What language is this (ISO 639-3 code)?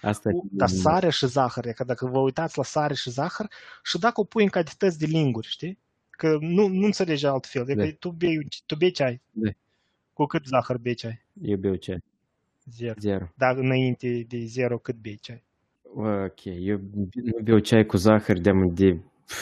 ron